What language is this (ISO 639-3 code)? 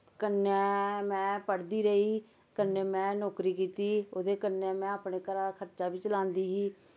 doi